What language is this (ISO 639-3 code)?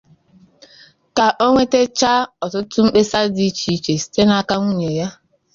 ibo